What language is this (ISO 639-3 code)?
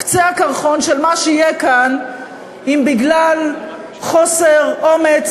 heb